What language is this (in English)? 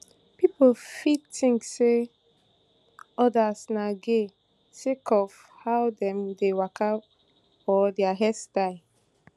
Nigerian Pidgin